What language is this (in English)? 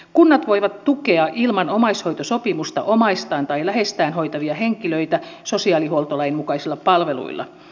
Finnish